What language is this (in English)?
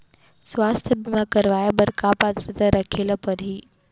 Chhattisgarhi